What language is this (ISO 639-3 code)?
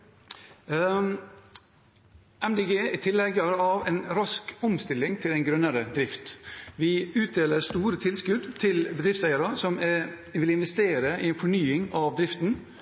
nob